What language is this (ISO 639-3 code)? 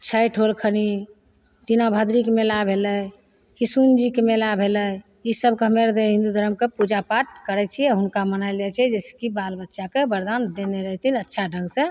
mai